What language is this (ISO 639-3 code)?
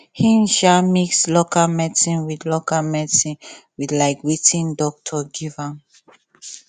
pcm